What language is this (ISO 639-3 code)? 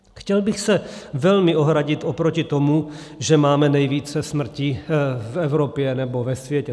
ces